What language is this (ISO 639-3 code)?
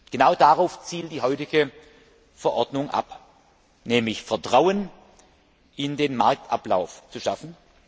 deu